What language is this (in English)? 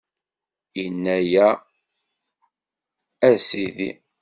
Kabyle